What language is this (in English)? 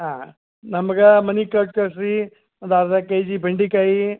Kannada